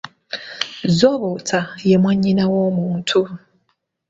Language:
Ganda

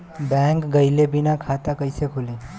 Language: Bhojpuri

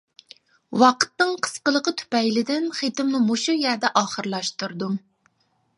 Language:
Uyghur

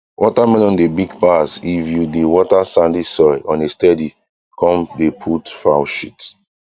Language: Nigerian Pidgin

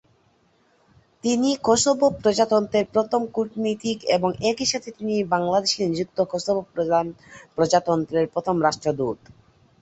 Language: Bangla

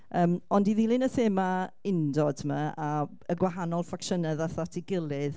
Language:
Welsh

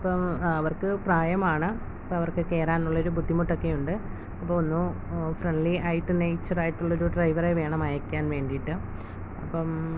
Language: Malayalam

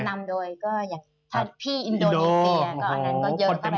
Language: Thai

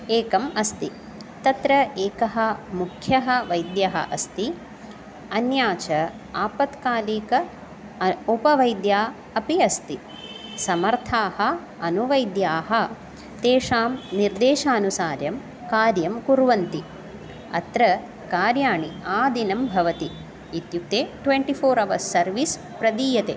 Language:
Sanskrit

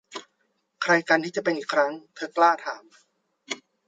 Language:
Thai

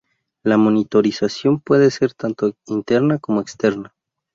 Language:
Spanish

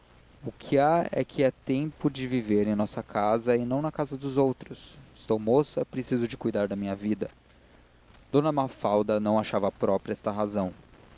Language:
Portuguese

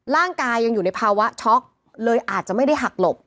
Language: Thai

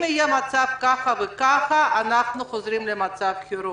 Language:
Hebrew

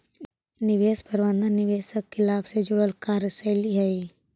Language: Magahi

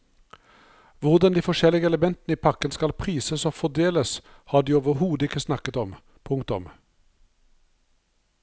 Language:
Norwegian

